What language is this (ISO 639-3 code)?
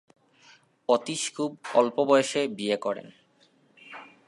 ben